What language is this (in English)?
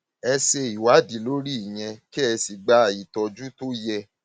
Yoruba